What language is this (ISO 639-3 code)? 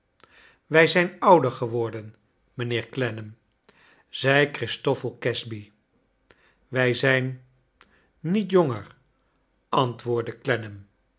nld